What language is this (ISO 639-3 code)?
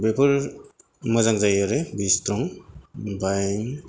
brx